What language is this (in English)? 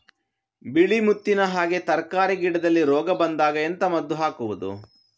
Kannada